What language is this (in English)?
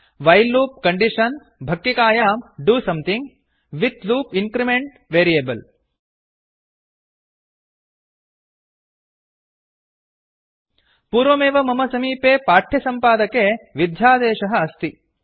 Sanskrit